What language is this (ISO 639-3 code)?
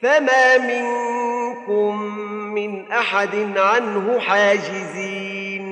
ara